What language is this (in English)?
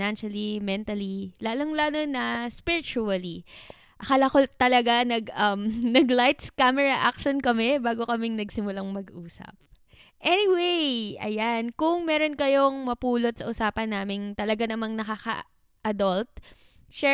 Filipino